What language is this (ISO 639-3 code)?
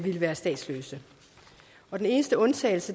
dan